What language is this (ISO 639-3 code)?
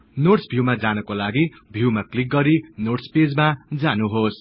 nep